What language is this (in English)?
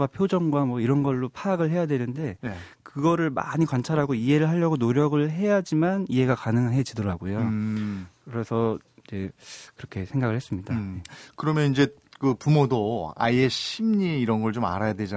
Korean